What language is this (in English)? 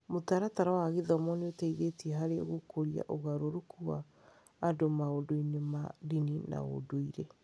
Kikuyu